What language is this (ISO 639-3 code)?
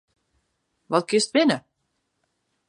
fry